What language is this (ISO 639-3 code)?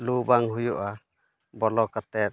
sat